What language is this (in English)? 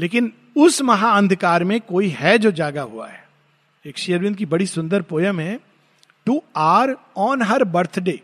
Hindi